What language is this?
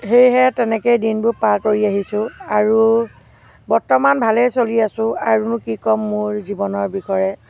Assamese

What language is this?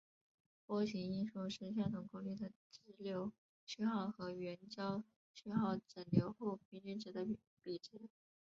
Chinese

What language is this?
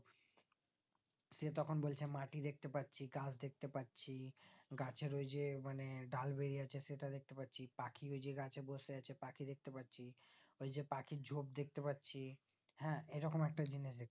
Bangla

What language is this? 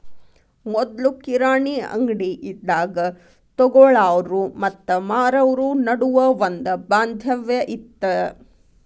Kannada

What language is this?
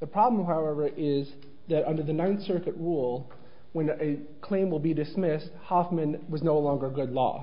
English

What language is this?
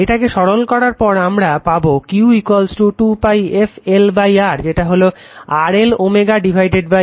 Bangla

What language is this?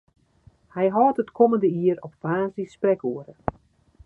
Western Frisian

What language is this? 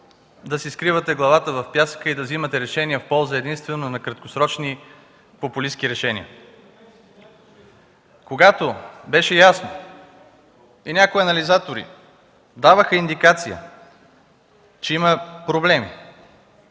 Bulgarian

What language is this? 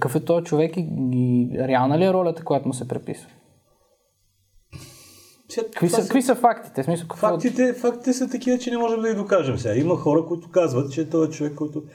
Bulgarian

